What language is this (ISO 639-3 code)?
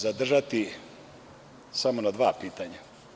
srp